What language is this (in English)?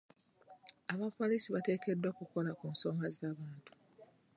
Ganda